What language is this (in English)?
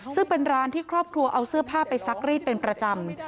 Thai